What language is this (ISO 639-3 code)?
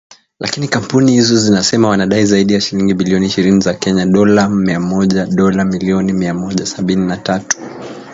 swa